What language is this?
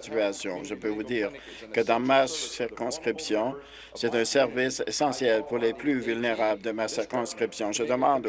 French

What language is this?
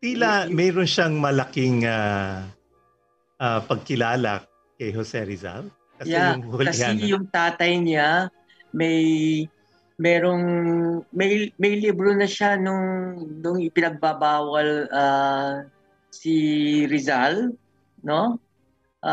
Filipino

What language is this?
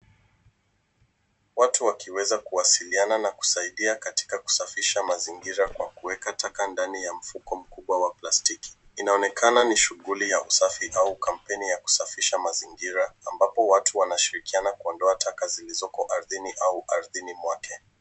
Swahili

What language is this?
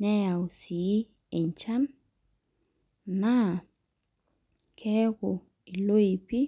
Masai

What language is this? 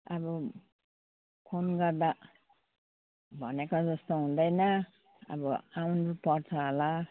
Nepali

